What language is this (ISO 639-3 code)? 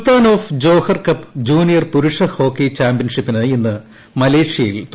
mal